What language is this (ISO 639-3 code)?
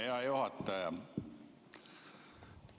est